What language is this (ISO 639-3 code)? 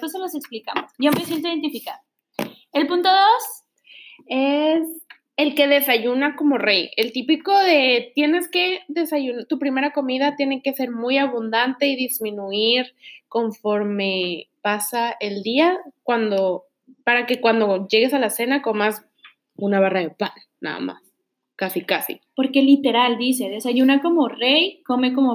spa